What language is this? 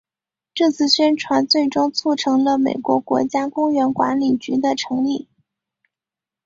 Chinese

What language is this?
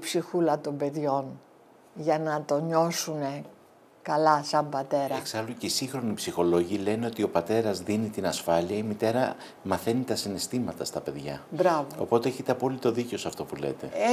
Greek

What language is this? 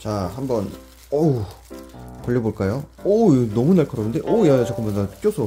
Korean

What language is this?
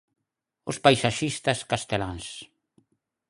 Galician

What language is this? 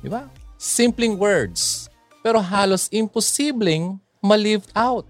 Filipino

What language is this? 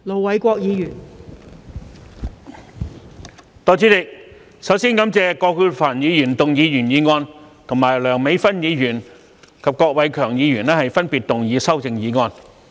Cantonese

